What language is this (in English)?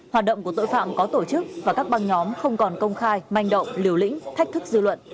Vietnamese